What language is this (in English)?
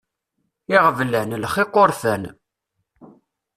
Kabyle